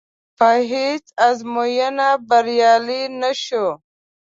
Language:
Pashto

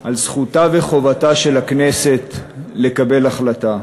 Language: Hebrew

